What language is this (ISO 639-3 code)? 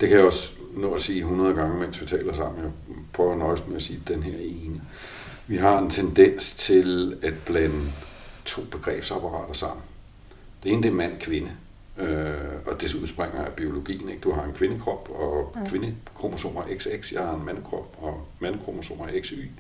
dan